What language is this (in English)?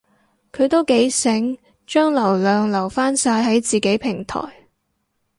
Cantonese